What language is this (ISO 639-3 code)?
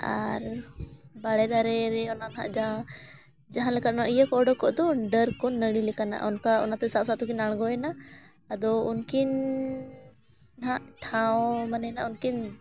sat